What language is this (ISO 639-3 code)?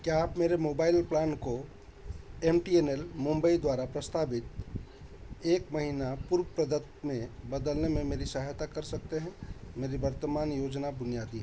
hin